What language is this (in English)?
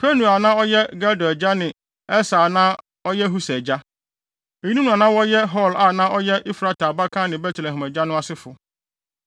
Akan